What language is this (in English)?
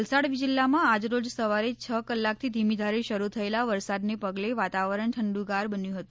Gujarati